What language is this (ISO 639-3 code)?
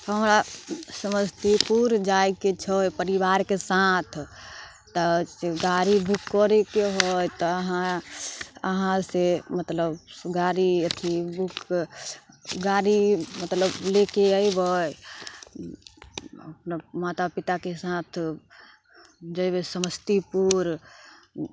mai